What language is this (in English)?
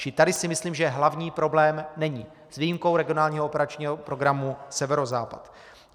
Czech